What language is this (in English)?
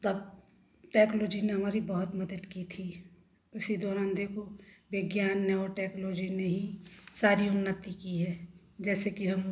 Hindi